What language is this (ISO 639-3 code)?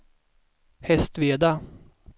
swe